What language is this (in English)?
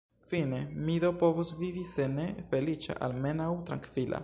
Esperanto